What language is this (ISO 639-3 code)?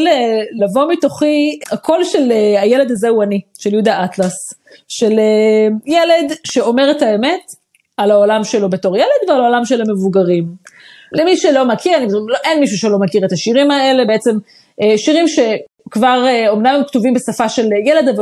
heb